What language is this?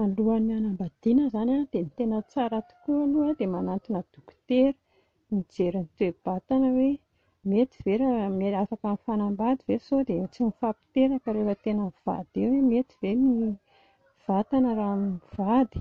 Malagasy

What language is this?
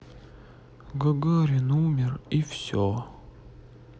Russian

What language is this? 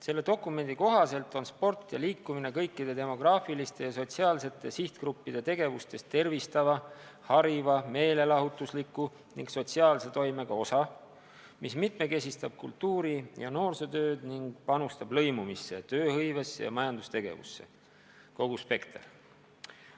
Estonian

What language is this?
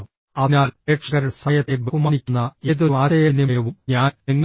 Malayalam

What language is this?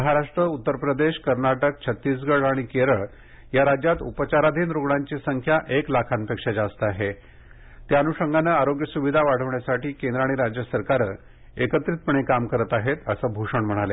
Marathi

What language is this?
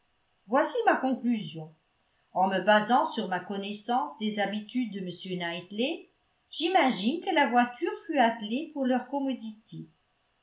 French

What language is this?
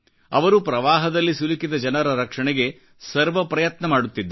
Kannada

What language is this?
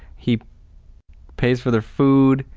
English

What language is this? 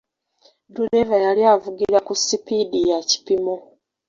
Ganda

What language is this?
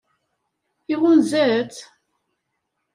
Kabyle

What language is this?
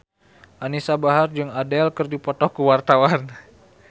Sundanese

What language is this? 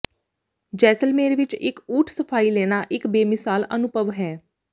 Punjabi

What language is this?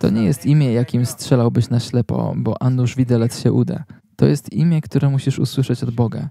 Polish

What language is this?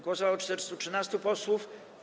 Polish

